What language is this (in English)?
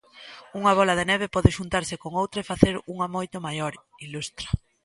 Galician